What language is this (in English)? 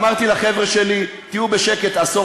Hebrew